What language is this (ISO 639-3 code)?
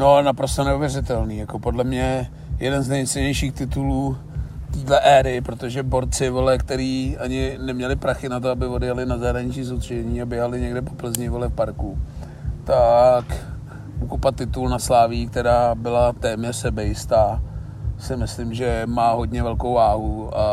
ces